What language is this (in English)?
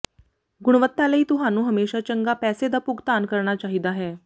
Punjabi